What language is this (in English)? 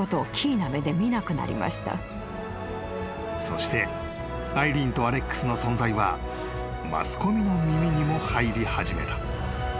Japanese